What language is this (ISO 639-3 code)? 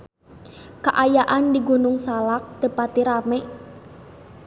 sun